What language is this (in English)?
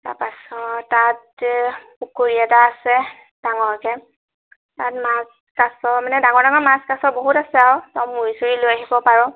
Assamese